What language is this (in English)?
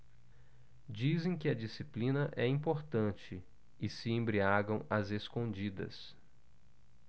Portuguese